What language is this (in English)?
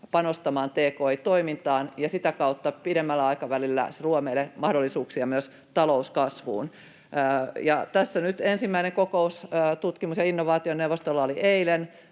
Finnish